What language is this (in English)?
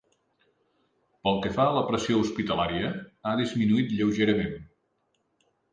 Catalan